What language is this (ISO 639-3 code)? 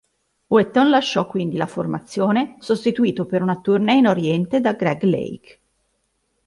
ita